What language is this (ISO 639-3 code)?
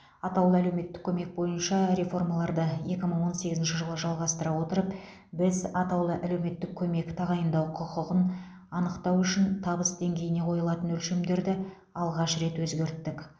kaz